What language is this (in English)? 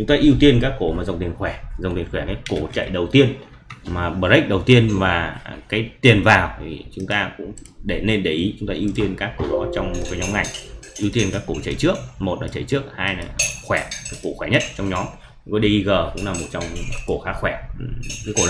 Vietnamese